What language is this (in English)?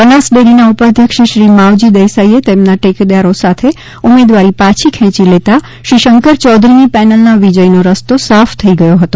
Gujarati